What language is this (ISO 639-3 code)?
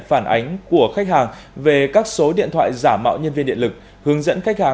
vie